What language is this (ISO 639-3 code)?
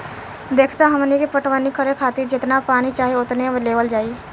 bho